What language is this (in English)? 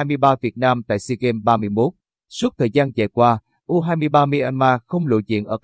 Vietnamese